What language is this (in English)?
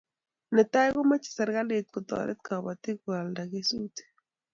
Kalenjin